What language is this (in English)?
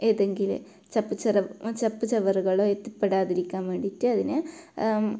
Malayalam